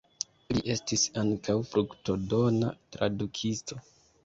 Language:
Esperanto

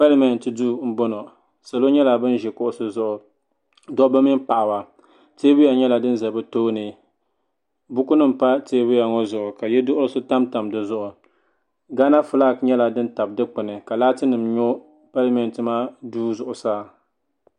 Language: Dagbani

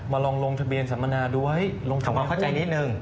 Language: Thai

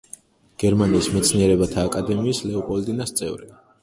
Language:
Georgian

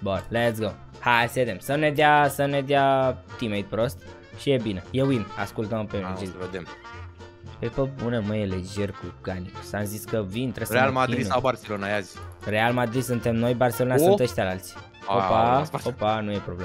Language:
Romanian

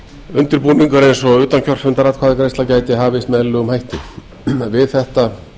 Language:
Icelandic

